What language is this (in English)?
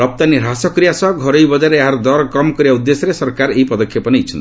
Odia